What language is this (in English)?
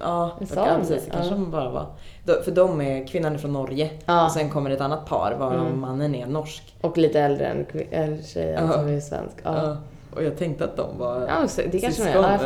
Swedish